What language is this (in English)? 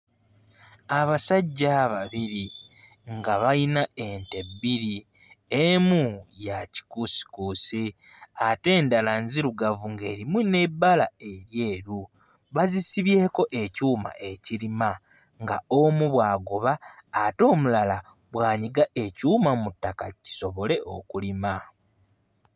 Ganda